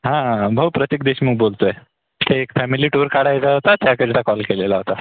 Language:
Marathi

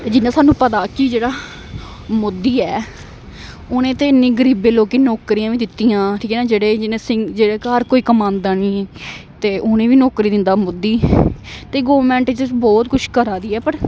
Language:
Dogri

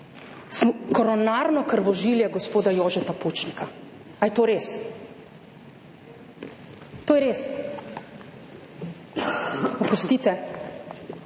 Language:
Slovenian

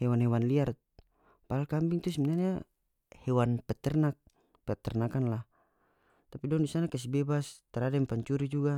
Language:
North Moluccan Malay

